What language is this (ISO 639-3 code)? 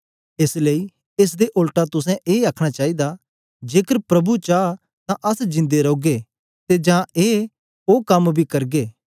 doi